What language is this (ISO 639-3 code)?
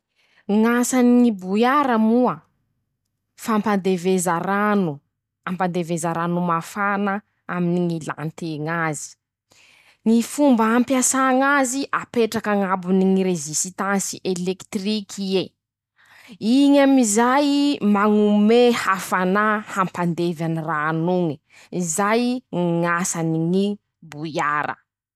msh